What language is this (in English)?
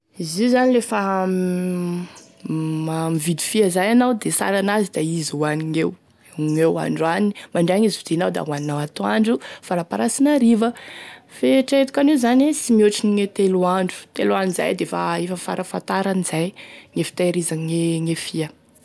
Tesaka Malagasy